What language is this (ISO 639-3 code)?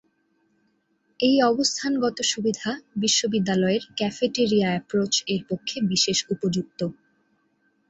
ben